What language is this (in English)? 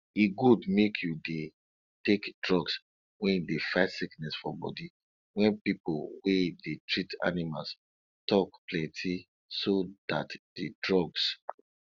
Nigerian Pidgin